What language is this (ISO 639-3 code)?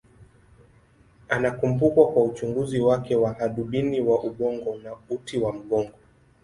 swa